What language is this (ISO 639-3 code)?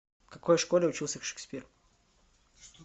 rus